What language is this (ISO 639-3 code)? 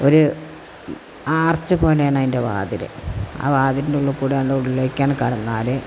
mal